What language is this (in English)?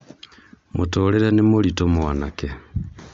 Kikuyu